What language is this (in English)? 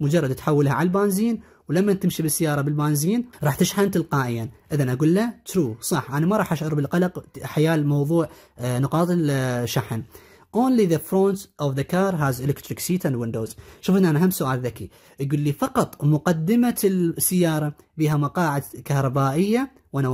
Arabic